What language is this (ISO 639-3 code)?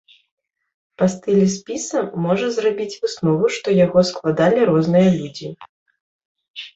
bel